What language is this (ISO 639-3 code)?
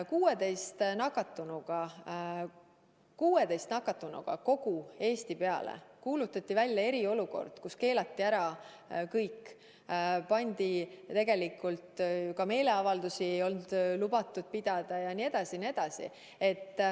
est